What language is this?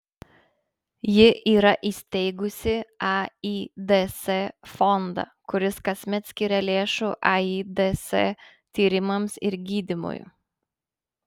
Lithuanian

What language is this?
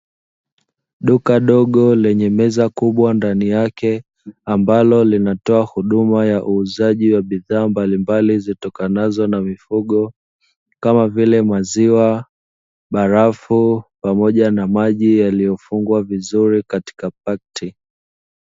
Swahili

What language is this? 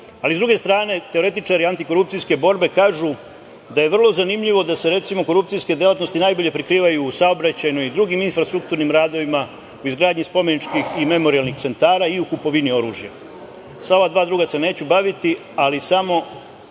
Serbian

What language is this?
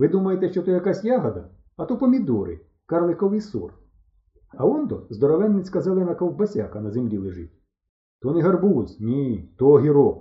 Ukrainian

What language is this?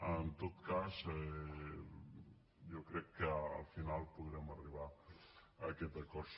Catalan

